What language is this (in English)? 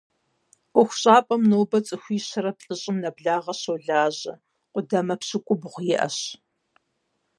Kabardian